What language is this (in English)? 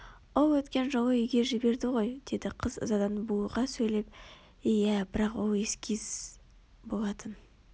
Kazakh